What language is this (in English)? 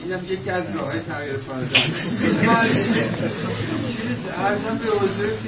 Persian